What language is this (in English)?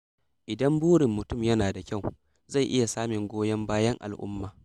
Hausa